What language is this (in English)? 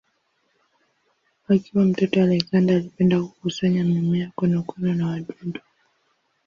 Swahili